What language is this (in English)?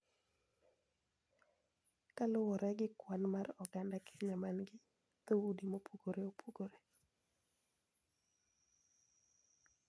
Luo (Kenya and Tanzania)